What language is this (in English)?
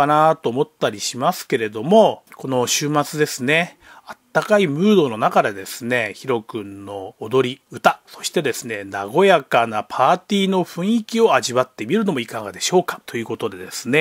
Japanese